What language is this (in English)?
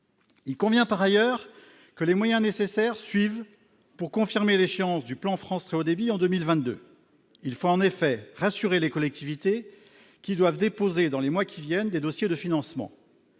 French